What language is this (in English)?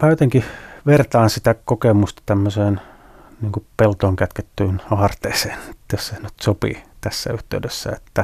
Finnish